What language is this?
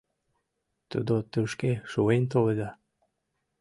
Mari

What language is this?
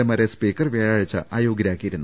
Malayalam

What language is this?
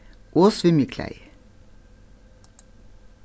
Faroese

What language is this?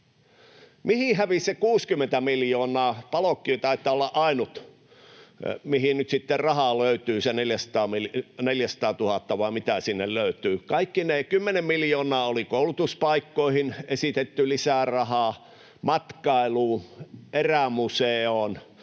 Finnish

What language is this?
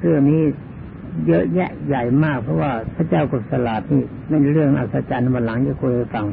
Thai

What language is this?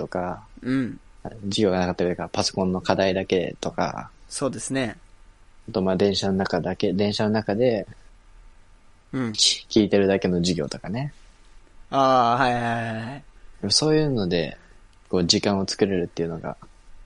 Japanese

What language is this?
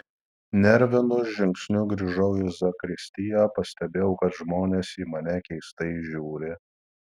Lithuanian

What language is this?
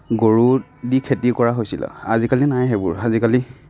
Assamese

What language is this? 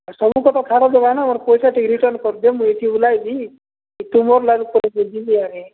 Odia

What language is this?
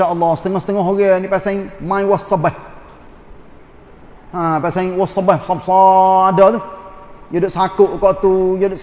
Malay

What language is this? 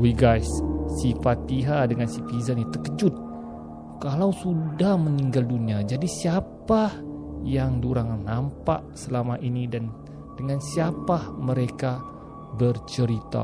Malay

